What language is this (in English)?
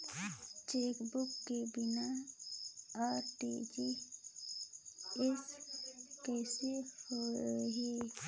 Chhattisgarhi